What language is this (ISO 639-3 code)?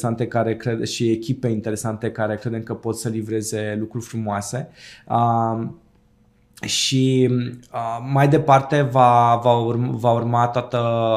ron